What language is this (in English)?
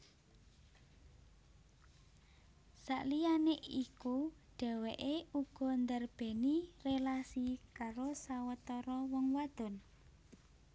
Javanese